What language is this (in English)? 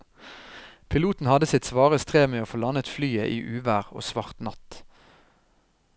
Norwegian